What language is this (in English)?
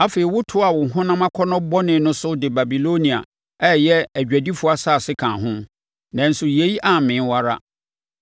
Akan